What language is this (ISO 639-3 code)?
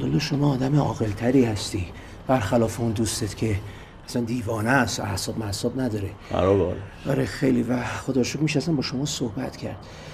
fas